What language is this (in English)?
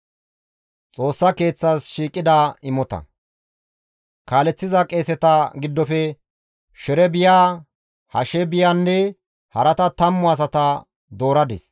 Gamo